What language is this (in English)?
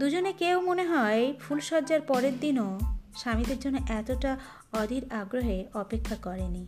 Bangla